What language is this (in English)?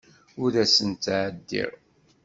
Kabyle